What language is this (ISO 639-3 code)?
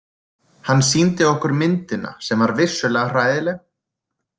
isl